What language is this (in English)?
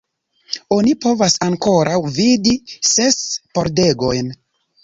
Esperanto